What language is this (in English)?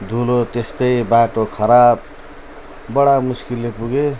Nepali